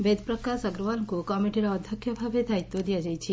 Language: Odia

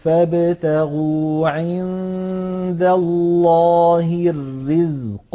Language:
Arabic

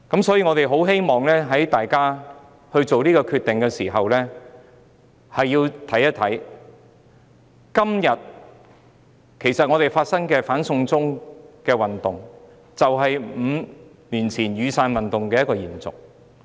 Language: Cantonese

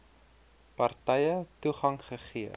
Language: Afrikaans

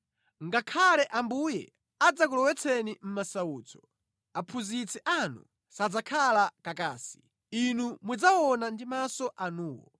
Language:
Nyanja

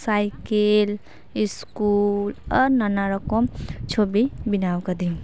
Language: Santali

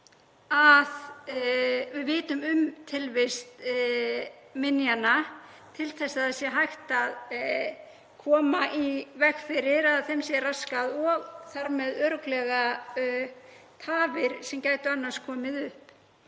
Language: Icelandic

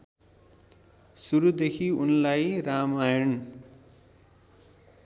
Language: Nepali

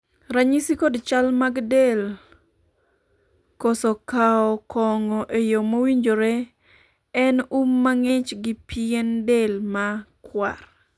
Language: Luo (Kenya and Tanzania)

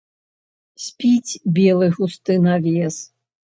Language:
Belarusian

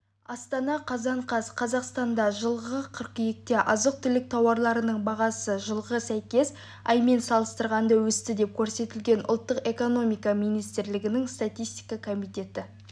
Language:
Kazakh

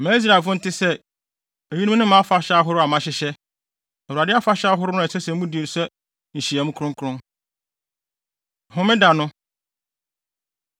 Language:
Akan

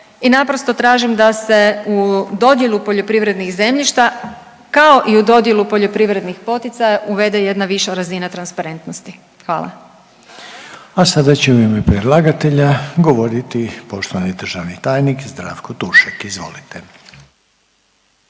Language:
Croatian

